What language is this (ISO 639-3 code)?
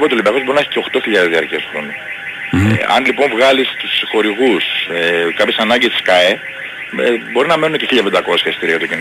ell